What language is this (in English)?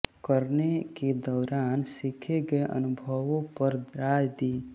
Hindi